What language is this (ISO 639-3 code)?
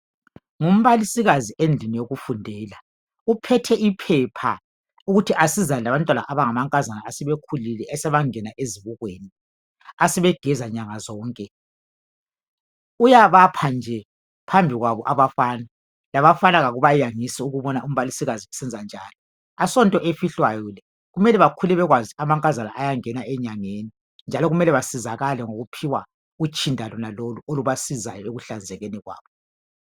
nde